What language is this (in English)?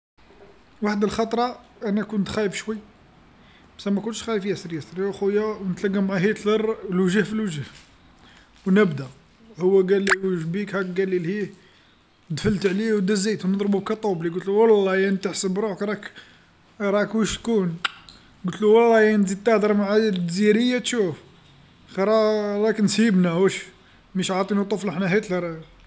Algerian Arabic